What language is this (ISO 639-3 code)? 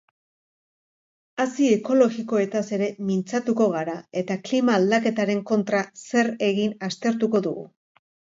eus